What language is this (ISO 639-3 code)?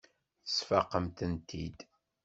kab